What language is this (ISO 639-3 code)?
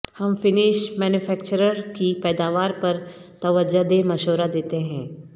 urd